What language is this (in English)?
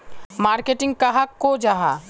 Magahi